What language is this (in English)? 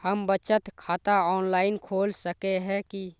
Magahi